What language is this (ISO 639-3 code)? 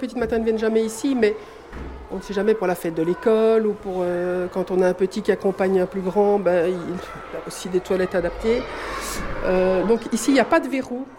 fra